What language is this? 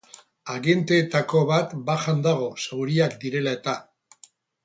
Basque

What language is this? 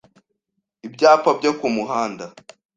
Kinyarwanda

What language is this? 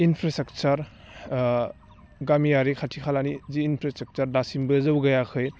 Bodo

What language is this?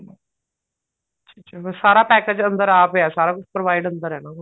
Punjabi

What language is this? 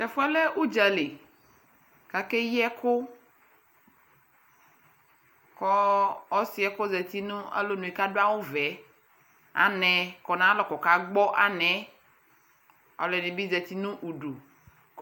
Ikposo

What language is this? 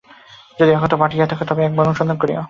Bangla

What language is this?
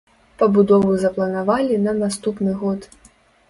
Belarusian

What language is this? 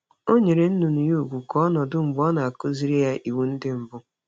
Igbo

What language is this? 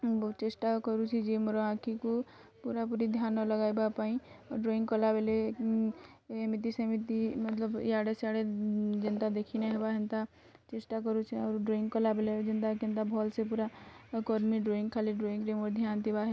Odia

